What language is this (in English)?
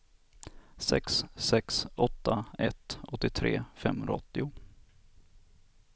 Swedish